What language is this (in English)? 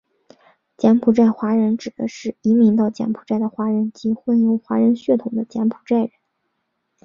Chinese